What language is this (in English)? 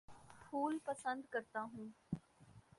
Urdu